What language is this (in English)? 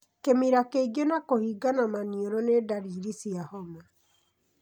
Kikuyu